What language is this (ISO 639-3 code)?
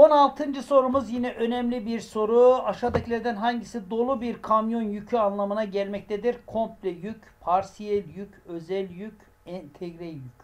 tur